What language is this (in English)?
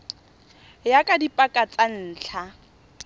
Tswana